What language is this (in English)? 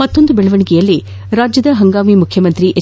Kannada